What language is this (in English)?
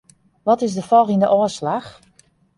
Western Frisian